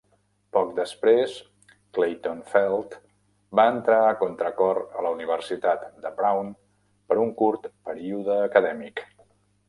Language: Catalan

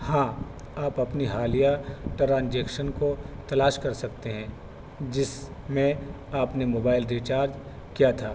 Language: Urdu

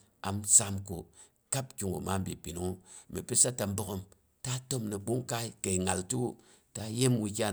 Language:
Boghom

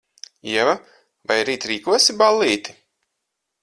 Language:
Latvian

